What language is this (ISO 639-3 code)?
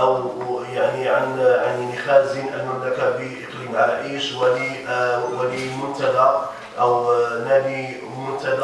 ara